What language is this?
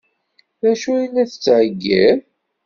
Kabyle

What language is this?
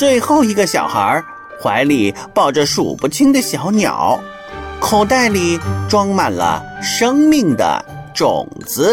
Chinese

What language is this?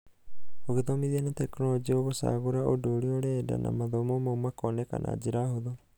Kikuyu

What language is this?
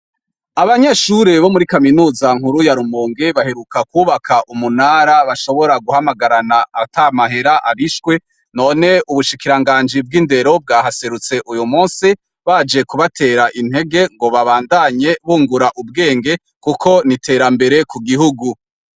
Rundi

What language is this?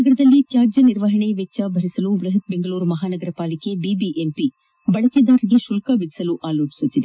Kannada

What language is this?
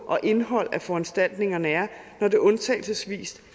Danish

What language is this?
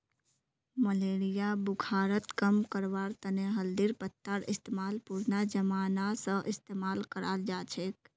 Magahi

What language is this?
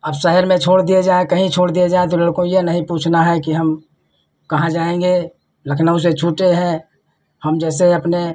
Hindi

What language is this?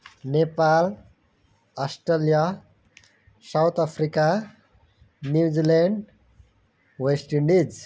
Nepali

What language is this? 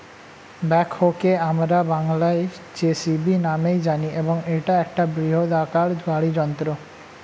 Bangla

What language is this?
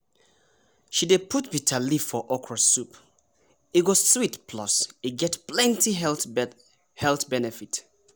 Nigerian Pidgin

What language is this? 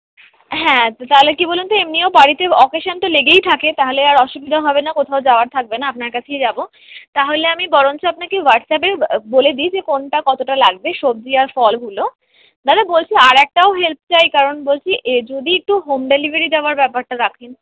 Bangla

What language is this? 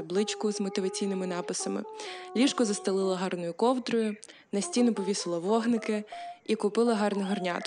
Ukrainian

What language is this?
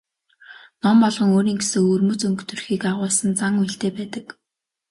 Mongolian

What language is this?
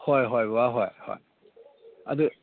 Manipuri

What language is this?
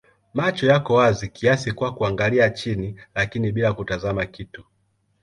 Swahili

